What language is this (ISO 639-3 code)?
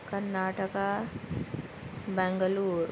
urd